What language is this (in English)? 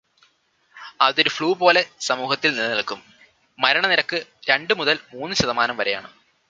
Malayalam